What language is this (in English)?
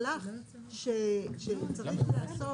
Hebrew